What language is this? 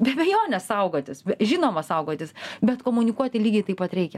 Lithuanian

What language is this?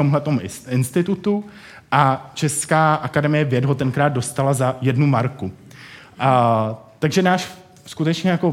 Czech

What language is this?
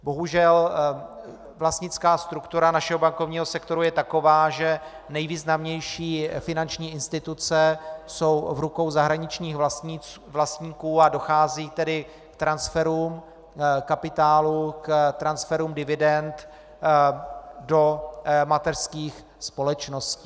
Czech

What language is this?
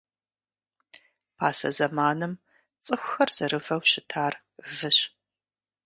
Kabardian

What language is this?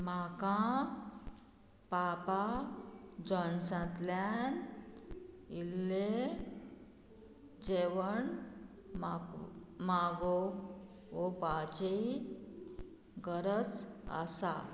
Konkani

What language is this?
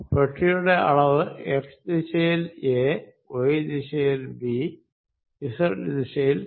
Malayalam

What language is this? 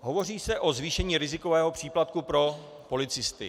Czech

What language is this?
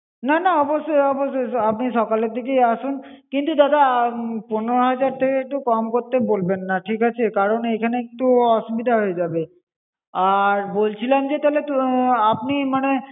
Bangla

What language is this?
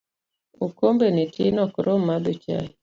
Luo (Kenya and Tanzania)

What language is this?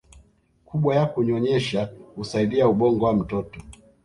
Swahili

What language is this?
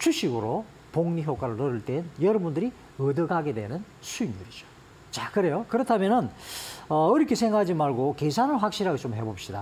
Korean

